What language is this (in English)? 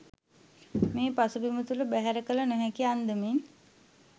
Sinhala